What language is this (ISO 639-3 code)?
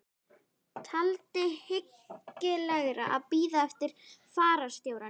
isl